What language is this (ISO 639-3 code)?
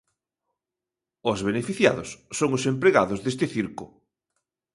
glg